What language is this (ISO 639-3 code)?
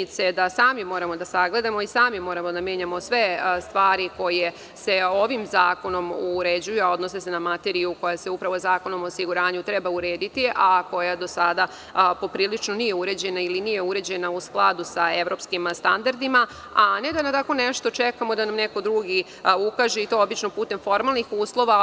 srp